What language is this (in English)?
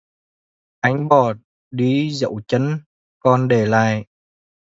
Vietnamese